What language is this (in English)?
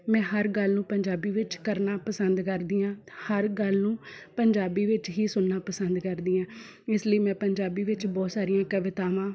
Punjabi